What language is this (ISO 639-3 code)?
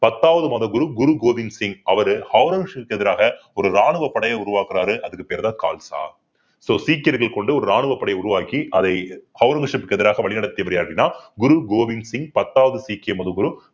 tam